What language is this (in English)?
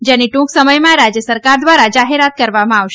Gujarati